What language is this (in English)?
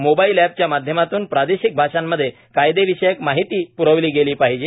Marathi